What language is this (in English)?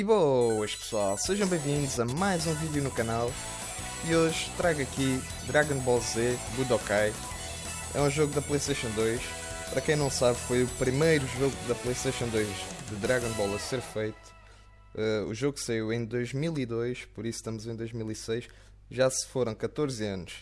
Portuguese